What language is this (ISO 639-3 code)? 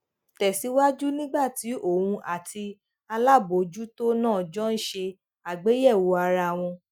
yor